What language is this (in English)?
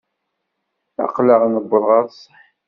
Kabyle